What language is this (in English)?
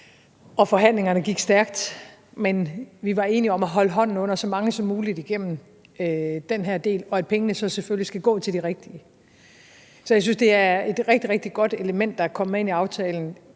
Danish